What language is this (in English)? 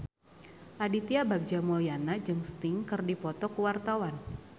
Sundanese